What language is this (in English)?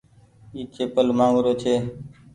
Goaria